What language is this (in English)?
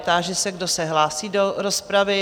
Czech